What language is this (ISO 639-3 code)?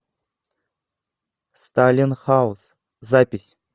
rus